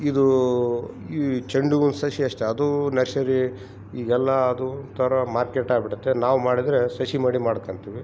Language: Kannada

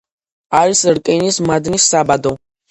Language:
Georgian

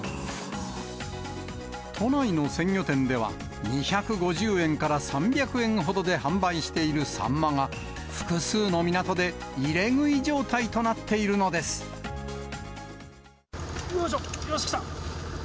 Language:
Japanese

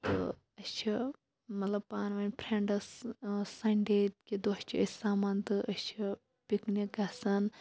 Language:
Kashmiri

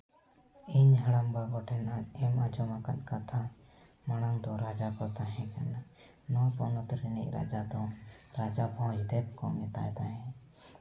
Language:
Santali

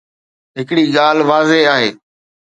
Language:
Sindhi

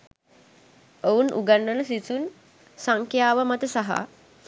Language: Sinhala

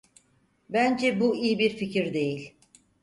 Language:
Turkish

